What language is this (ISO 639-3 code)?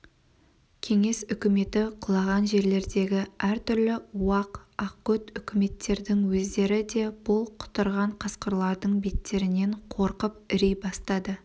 kaz